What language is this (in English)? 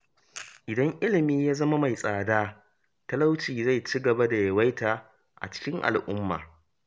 Hausa